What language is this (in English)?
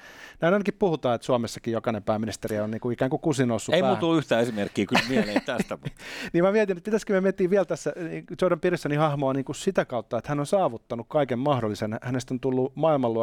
Finnish